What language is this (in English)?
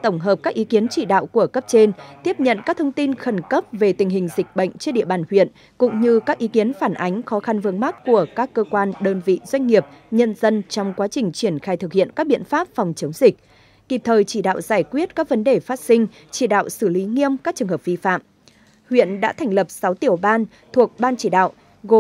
Vietnamese